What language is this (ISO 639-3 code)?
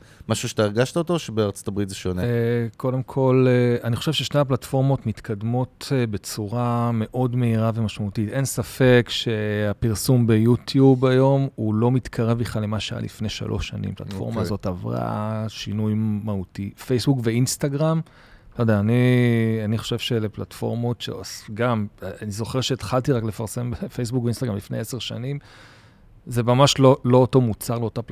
heb